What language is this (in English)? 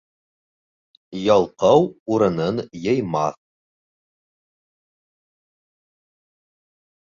Bashkir